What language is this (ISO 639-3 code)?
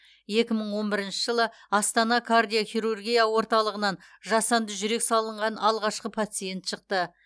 kaz